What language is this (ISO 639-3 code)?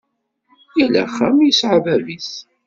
kab